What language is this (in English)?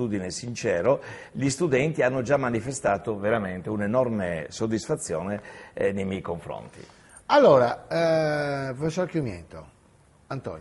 Italian